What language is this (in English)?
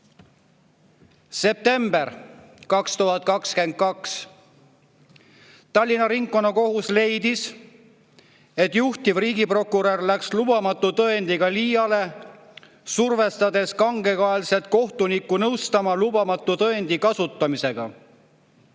Estonian